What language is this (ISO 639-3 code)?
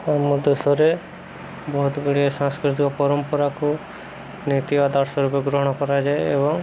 ori